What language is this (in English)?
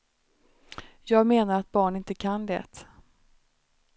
Swedish